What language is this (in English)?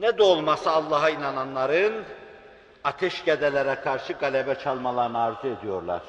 Turkish